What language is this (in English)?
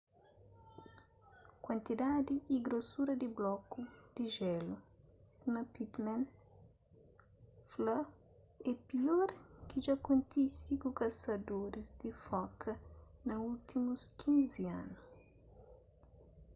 Kabuverdianu